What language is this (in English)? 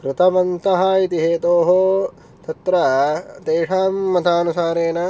Sanskrit